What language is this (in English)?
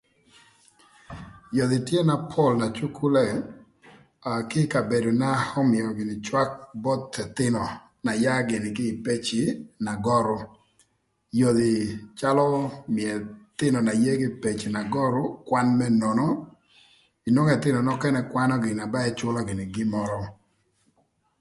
Thur